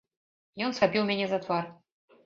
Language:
Belarusian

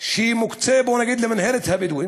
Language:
Hebrew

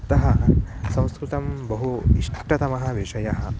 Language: Sanskrit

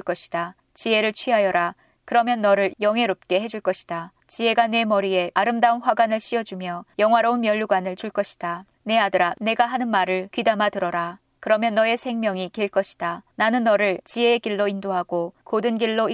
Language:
Korean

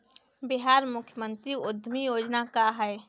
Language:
Bhojpuri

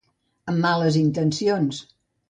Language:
Catalan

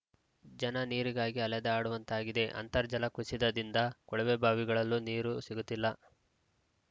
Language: Kannada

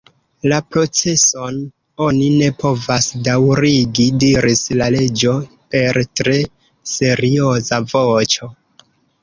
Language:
Esperanto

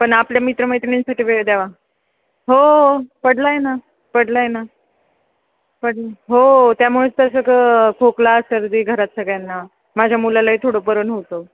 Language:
Marathi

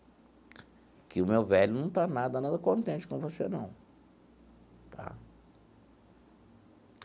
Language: Portuguese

